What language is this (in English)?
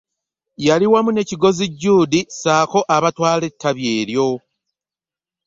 Ganda